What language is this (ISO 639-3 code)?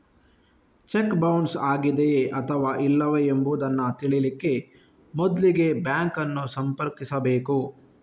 kan